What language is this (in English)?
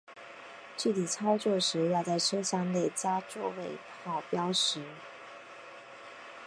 Chinese